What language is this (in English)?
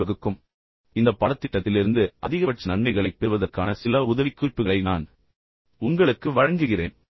Tamil